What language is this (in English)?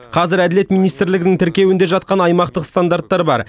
Kazakh